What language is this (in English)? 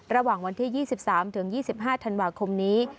Thai